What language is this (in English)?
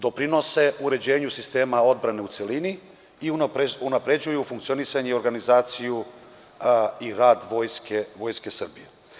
Serbian